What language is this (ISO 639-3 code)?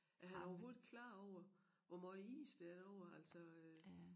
dan